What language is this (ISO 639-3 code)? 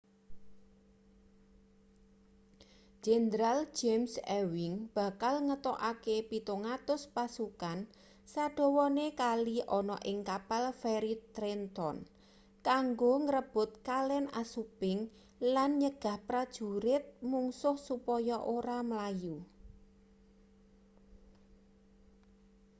jav